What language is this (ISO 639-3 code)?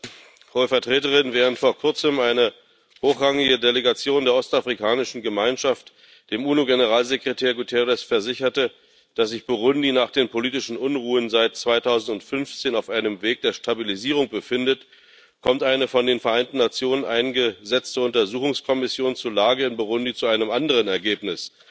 deu